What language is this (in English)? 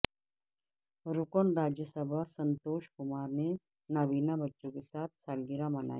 Urdu